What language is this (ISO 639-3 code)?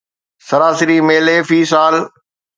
snd